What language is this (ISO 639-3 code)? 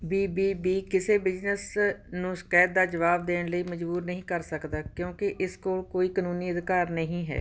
pan